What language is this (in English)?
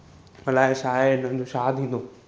Sindhi